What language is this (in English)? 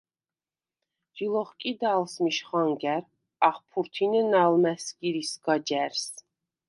Svan